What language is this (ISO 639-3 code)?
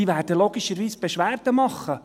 gsw